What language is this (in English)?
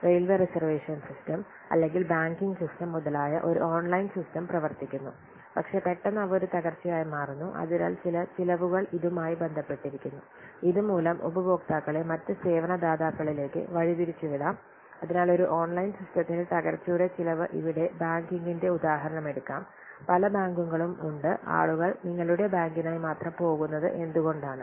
Malayalam